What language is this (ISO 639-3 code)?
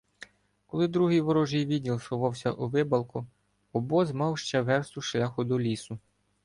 ukr